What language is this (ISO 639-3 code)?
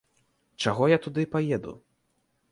bel